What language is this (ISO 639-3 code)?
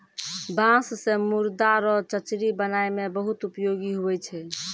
mai